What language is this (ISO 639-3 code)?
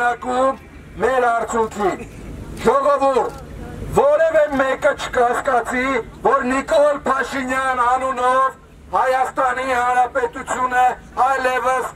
tur